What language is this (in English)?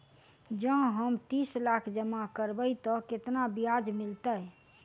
Maithili